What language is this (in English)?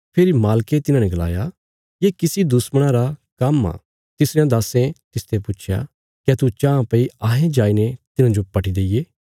Bilaspuri